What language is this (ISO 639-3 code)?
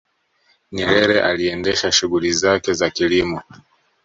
swa